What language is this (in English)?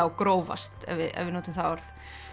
Icelandic